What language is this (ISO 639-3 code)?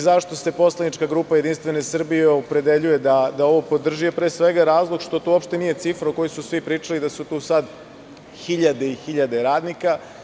srp